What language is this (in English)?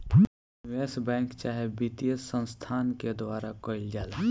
Bhojpuri